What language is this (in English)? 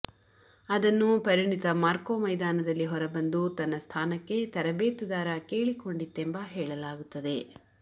Kannada